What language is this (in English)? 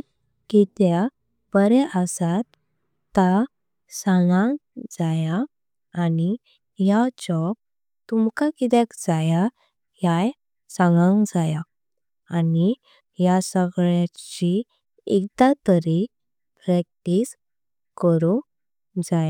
Konkani